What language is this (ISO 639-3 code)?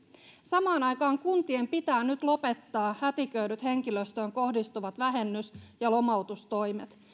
fin